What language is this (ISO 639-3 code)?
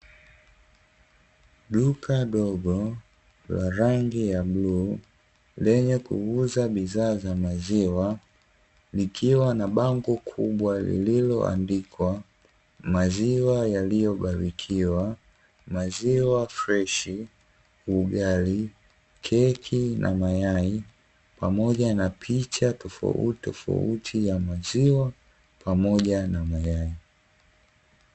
swa